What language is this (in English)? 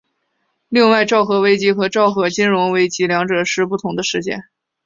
Chinese